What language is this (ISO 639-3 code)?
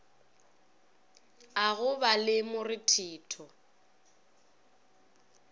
nso